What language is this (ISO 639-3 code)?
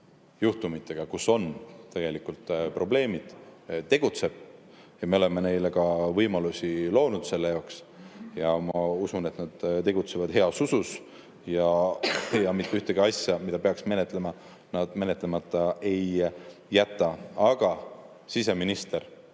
est